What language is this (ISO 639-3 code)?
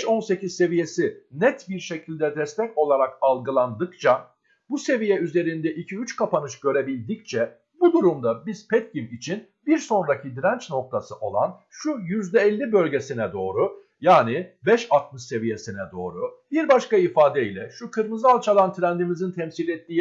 tur